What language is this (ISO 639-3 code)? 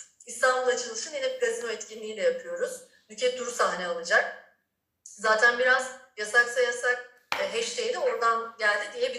tur